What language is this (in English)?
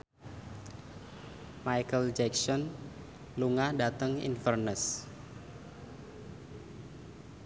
Javanese